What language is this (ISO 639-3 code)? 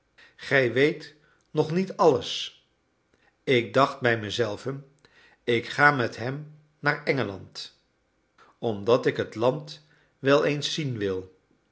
nld